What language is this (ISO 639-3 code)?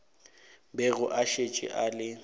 nso